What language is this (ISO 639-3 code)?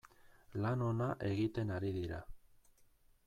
eus